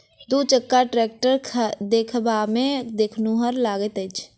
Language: Maithili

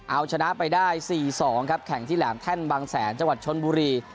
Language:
Thai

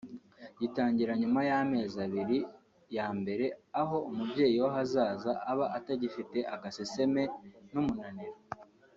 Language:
Kinyarwanda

